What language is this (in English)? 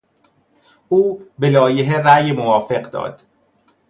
Persian